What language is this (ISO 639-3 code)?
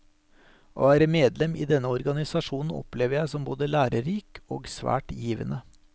nor